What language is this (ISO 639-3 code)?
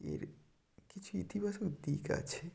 ben